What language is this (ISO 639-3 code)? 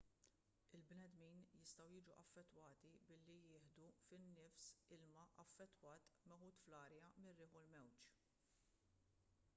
mlt